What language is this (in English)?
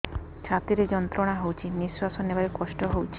Odia